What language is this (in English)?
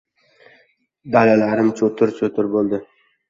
Uzbek